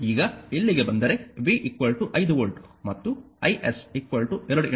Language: Kannada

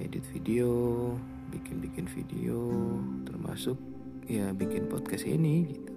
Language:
Indonesian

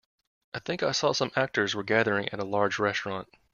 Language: English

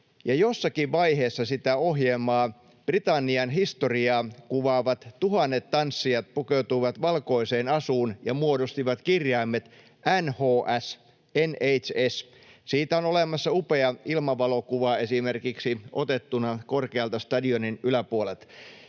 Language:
Finnish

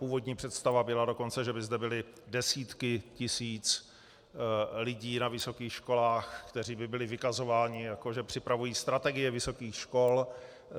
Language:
Czech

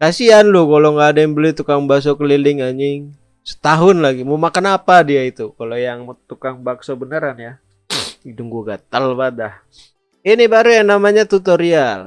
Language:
Indonesian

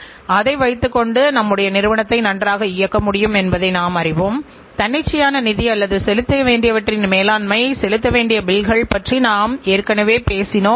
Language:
Tamil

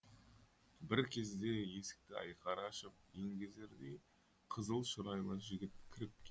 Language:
Kazakh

